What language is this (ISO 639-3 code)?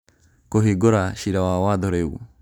kik